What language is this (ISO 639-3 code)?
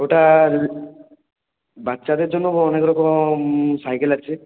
ben